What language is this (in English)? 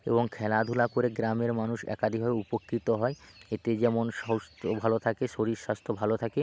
Bangla